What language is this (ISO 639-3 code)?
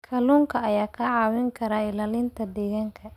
som